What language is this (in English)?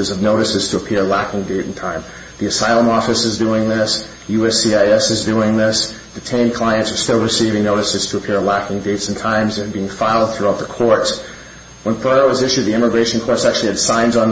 English